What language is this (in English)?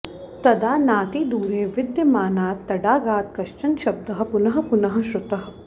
Sanskrit